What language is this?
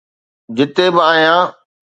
Sindhi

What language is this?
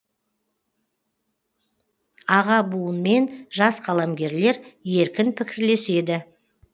Kazakh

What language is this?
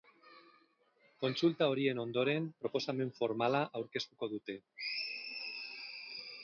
Basque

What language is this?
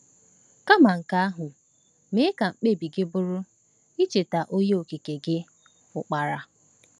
Igbo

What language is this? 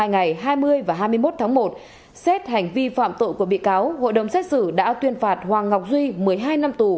Vietnamese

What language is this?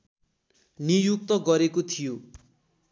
Nepali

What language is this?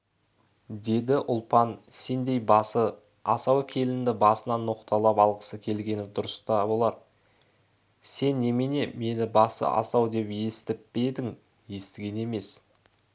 Kazakh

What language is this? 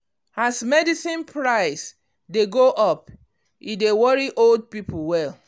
Nigerian Pidgin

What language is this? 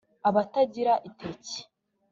Kinyarwanda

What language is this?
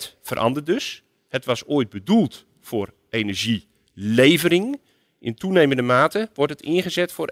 Dutch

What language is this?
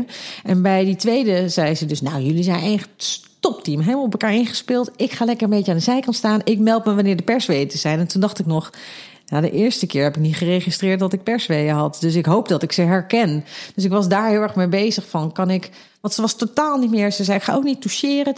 Dutch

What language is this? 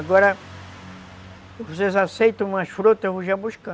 Portuguese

